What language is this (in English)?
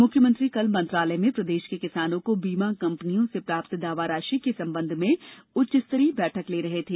Hindi